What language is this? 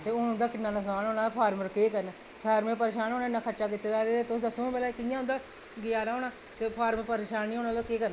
Dogri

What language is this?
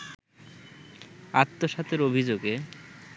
Bangla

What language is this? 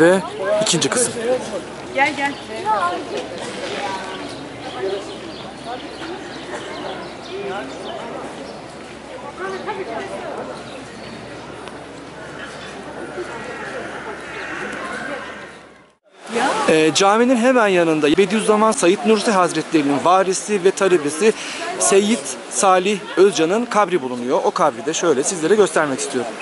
Turkish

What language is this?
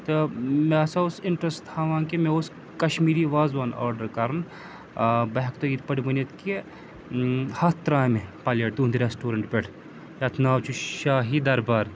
Kashmiri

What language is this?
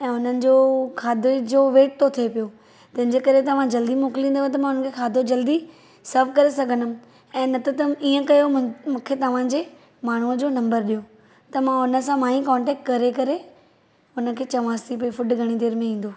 Sindhi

